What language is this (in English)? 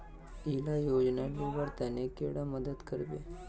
Magahi